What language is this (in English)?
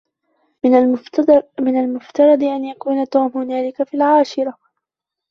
Arabic